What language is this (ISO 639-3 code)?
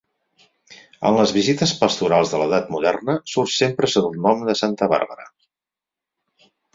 cat